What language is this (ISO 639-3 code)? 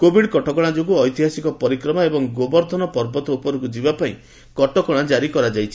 ori